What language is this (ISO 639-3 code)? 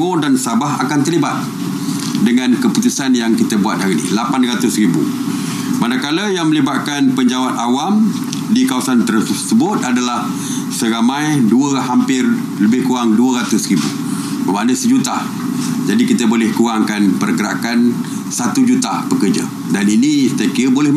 msa